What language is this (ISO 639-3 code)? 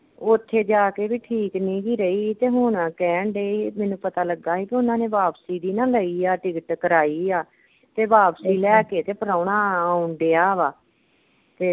pan